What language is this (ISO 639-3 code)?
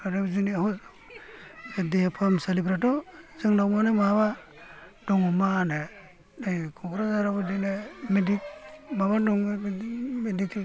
brx